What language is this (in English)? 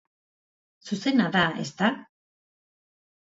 Basque